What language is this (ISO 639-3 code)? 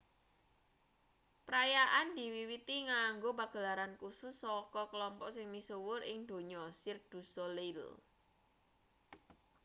jav